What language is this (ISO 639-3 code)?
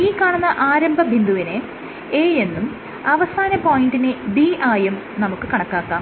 mal